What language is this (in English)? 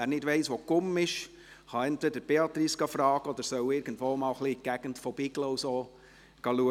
Swiss German